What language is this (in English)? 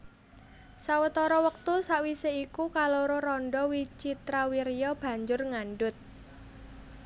Javanese